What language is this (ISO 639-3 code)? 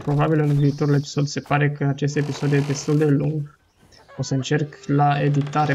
ron